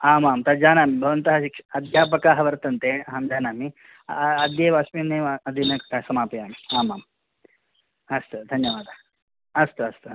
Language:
Sanskrit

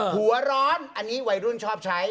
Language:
Thai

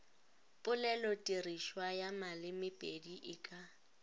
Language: Northern Sotho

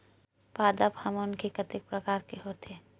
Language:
Chhattisgarhi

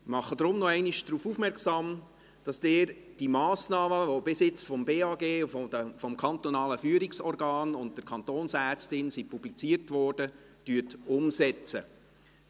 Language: Swiss German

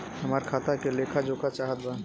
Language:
Bhojpuri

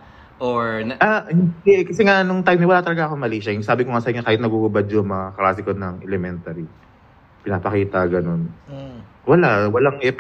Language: Filipino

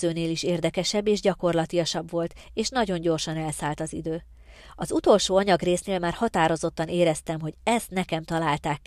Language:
Hungarian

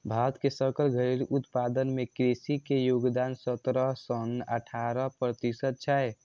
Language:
Maithili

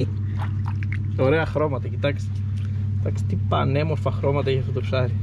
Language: Greek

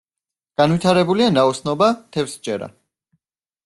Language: Georgian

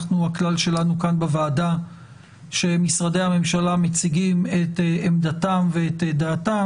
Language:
Hebrew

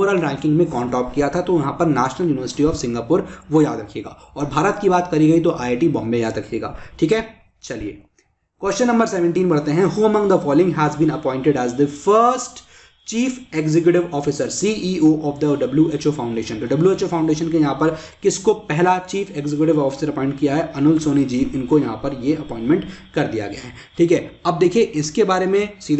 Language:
Hindi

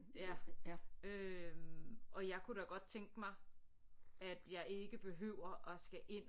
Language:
Danish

